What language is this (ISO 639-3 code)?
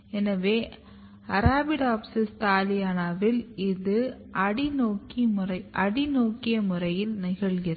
tam